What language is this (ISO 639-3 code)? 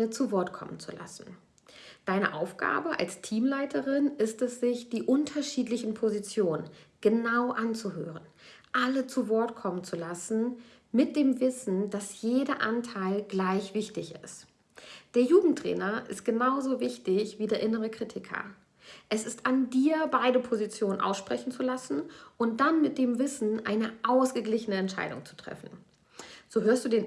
deu